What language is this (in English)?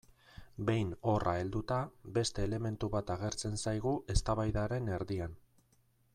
Basque